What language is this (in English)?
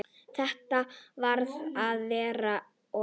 Icelandic